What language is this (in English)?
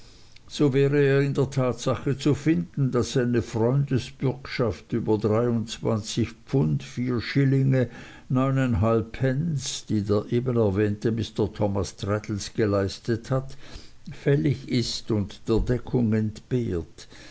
German